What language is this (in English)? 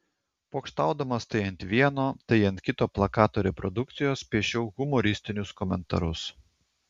Lithuanian